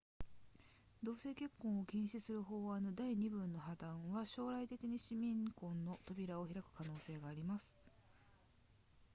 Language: Japanese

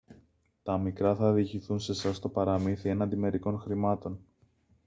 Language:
Greek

